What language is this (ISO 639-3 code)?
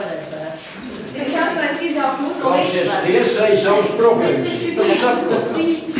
por